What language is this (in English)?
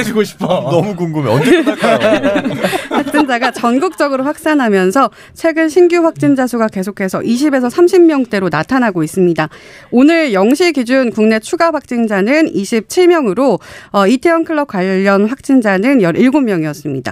Korean